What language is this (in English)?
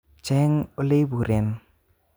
Kalenjin